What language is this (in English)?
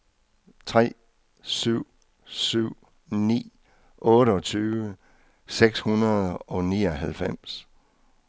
Danish